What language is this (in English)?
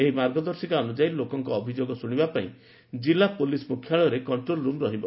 Odia